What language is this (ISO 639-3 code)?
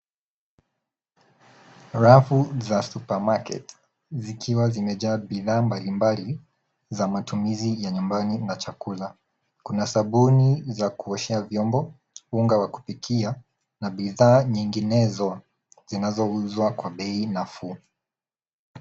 swa